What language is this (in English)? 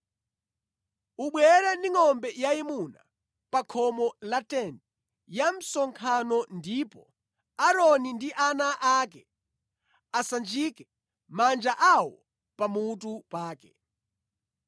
Nyanja